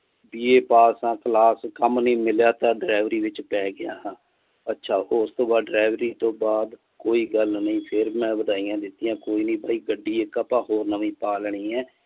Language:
Punjabi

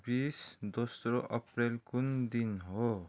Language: Nepali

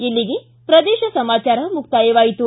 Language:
Kannada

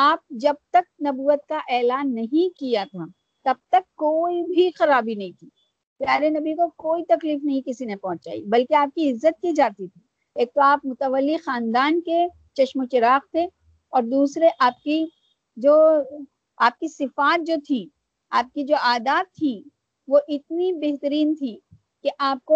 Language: Urdu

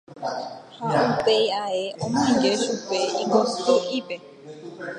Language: Guarani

